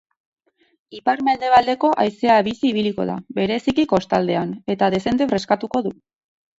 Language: Basque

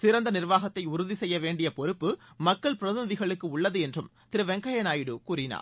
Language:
Tamil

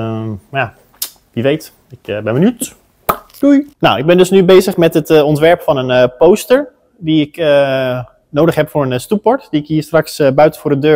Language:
Dutch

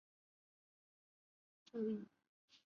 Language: Chinese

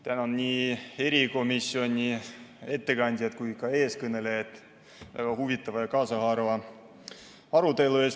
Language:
Estonian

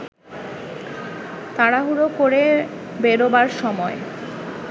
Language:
Bangla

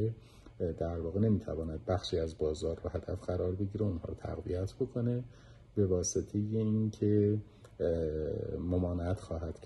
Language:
Persian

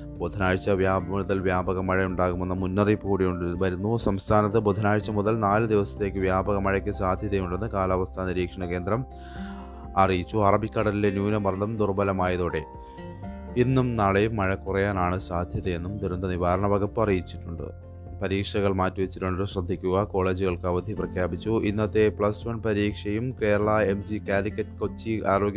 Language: Malayalam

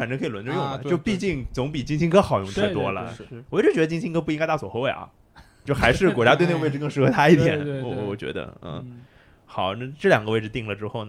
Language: Chinese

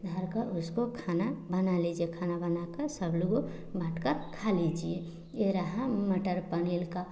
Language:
Hindi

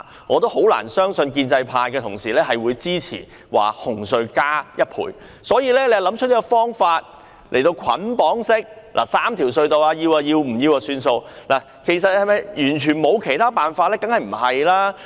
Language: Cantonese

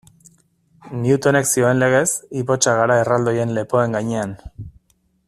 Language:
Basque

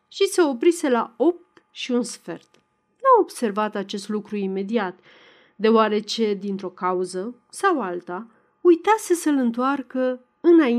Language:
Romanian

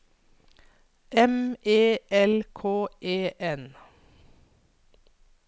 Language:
Norwegian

